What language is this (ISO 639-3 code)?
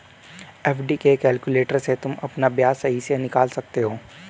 hin